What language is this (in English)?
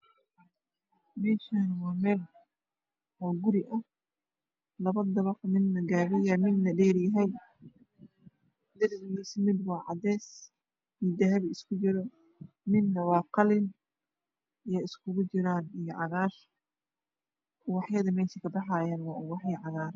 Somali